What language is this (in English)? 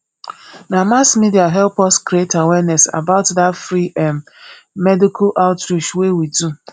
Nigerian Pidgin